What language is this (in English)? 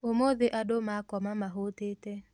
Kikuyu